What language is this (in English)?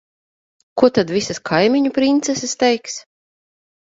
Latvian